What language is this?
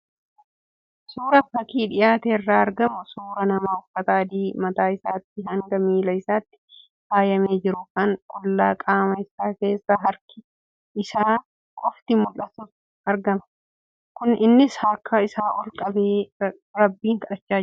Oromo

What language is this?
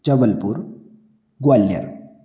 Hindi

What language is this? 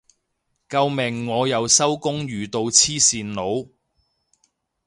Cantonese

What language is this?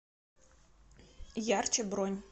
Russian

